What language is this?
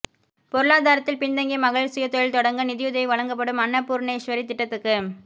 Tamil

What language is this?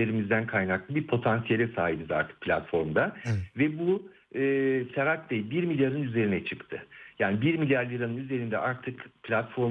Turkish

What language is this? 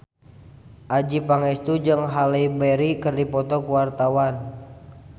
Sundanese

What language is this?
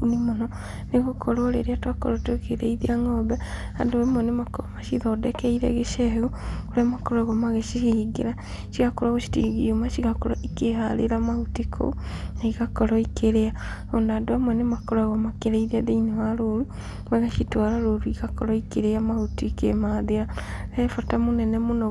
Kikuyu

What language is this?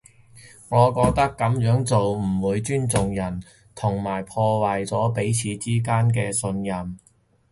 Cantonese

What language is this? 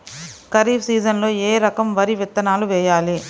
Telugu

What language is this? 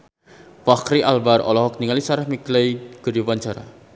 Sundanese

